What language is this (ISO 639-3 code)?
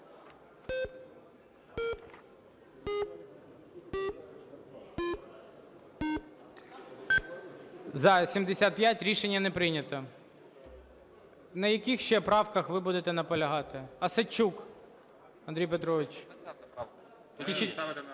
ukr